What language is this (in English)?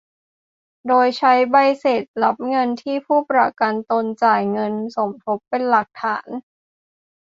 Thai